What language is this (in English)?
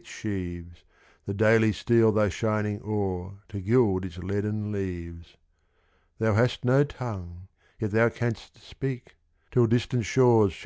English